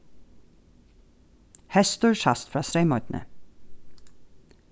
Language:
Faroese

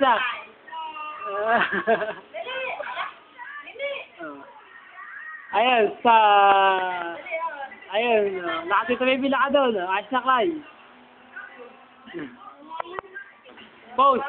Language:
Arabic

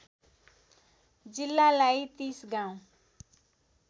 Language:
Nepali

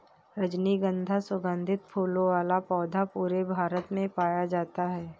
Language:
Hindi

